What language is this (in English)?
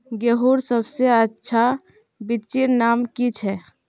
Magahi